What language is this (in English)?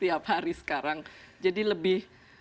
Indonesian